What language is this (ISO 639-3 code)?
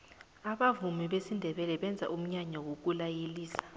nbl